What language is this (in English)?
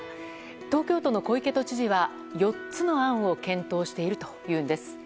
Japanese